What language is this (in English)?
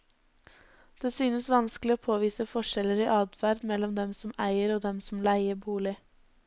Norwegian